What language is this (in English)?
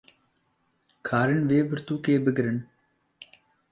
Kurdish